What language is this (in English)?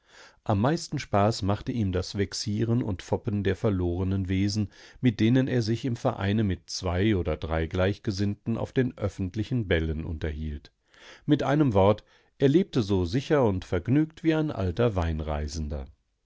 German